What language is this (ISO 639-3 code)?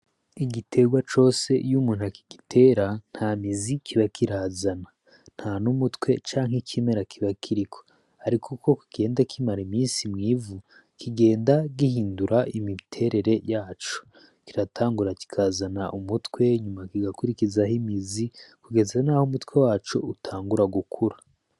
run